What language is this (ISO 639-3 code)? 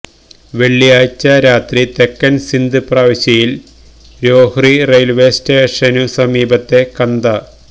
mal